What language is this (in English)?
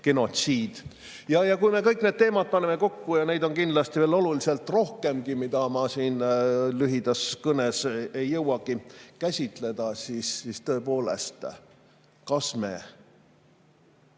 Estonian